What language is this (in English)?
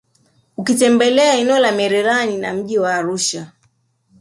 Swahili